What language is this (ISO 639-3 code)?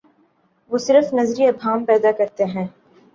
urd